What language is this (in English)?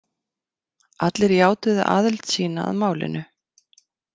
Icelandic